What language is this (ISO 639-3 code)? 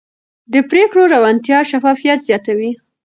pus